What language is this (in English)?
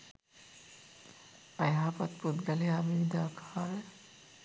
Sinhala